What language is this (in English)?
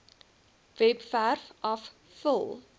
Afrikaans